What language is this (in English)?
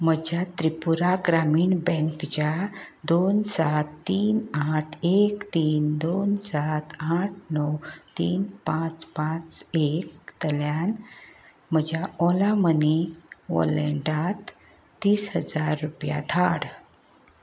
Konkani